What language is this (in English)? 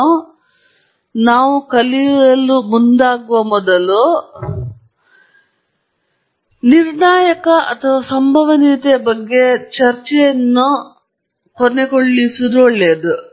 Kannada